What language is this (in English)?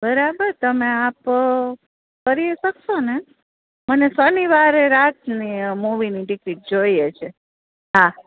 Gujarati